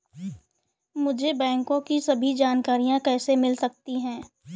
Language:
Hindi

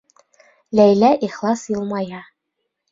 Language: Bashkir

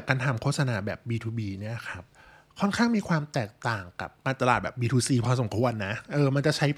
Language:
Thai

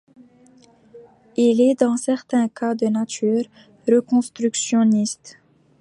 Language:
French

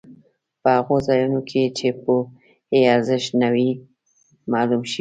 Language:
Pashto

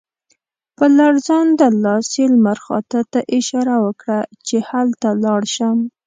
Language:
Pashto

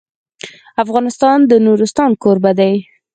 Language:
Pashto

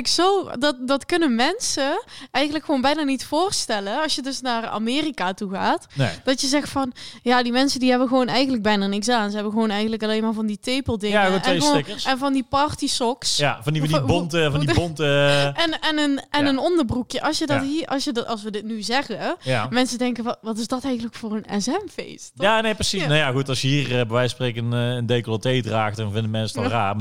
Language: Dutch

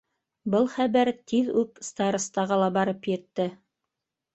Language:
Bashkir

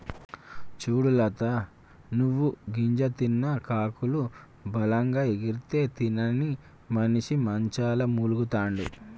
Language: Telugu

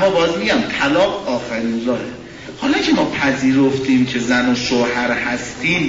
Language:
Persian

